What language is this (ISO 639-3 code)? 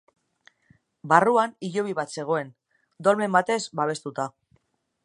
eus